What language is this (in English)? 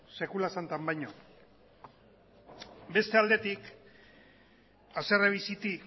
Basque